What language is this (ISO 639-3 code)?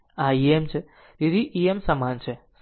guj